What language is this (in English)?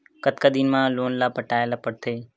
Chhattisgarhi